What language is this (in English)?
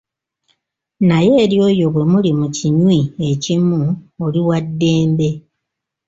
Ganda